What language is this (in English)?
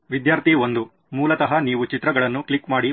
Kannada